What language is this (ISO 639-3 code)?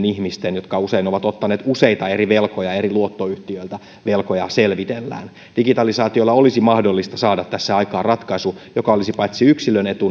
fin